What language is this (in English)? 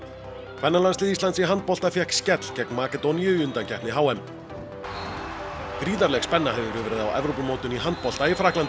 Icelandic